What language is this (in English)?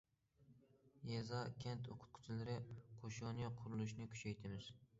Uyghur